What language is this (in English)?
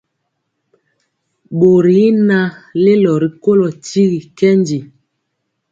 Mpiemo